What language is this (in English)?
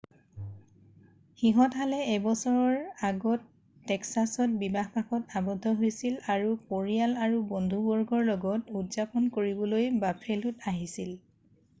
Assamese